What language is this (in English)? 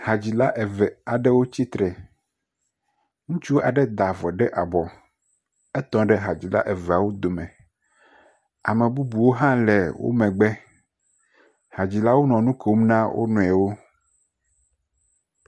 Ewe